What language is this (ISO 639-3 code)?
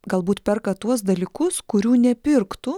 lit